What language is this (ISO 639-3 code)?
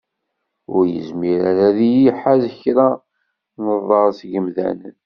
kab